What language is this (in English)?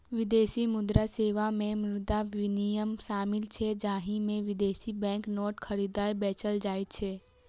Maithili